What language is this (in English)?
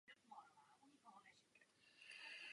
Czech